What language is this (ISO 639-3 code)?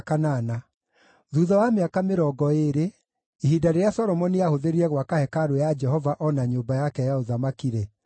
kik